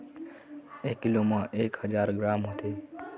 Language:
Chhattisgarhi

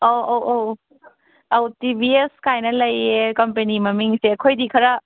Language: Manipuri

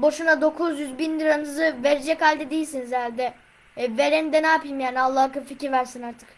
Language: Turkish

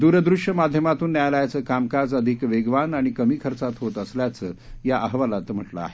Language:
Marathi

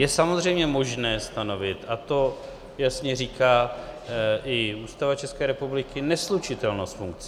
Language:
Czech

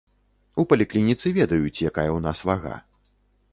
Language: Belarusian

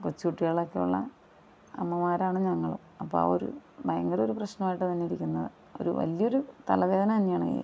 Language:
Malayalam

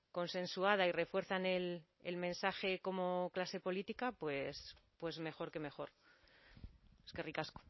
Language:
Spanish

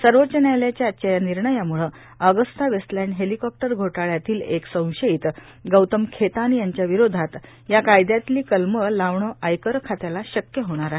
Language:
Marathi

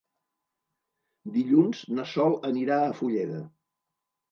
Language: Catalan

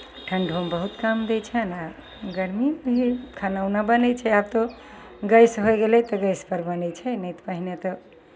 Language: Maithili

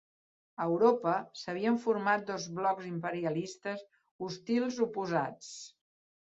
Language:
Catalan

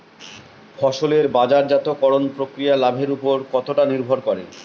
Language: Bangla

